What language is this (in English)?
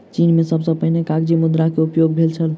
Maithili